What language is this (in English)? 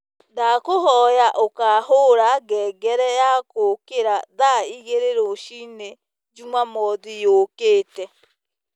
Kikuyu